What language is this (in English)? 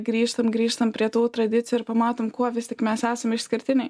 Lithuanian